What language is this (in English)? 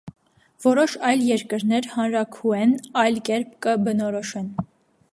Armenian